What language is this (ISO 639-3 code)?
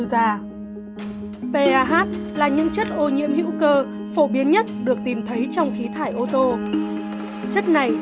vie